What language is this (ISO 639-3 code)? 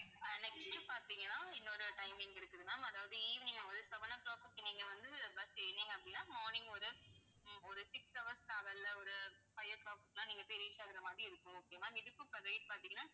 tam